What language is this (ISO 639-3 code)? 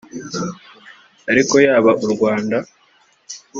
kin